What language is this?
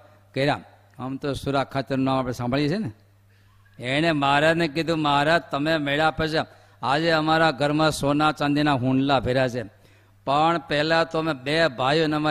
Gujarati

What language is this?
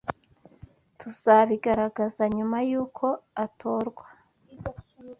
Kinyarwanda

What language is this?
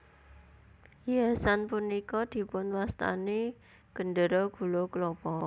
Javanese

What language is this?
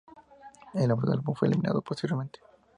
Spanish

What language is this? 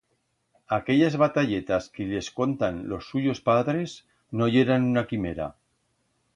Aragonese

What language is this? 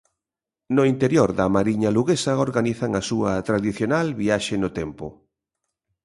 Galician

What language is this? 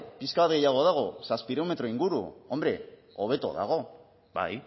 Basque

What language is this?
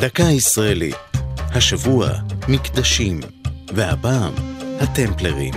Hebrew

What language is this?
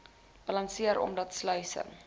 Afrikaans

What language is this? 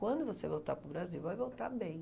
Portuguese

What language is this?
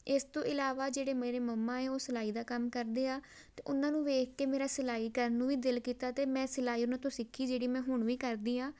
Punjabi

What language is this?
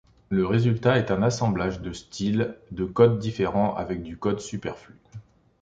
French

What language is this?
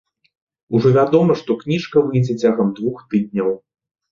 Belarusian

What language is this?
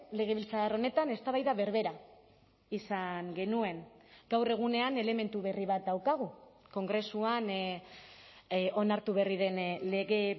Basque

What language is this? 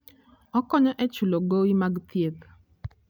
Luo (Kenya and Tanzania)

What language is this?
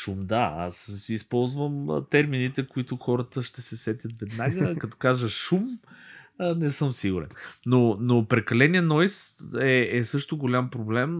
Bulgarian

